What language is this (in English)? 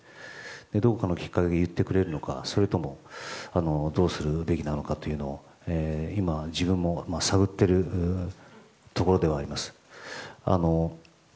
Japanese